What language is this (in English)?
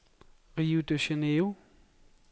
Danish